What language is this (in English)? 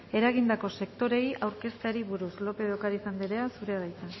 Basque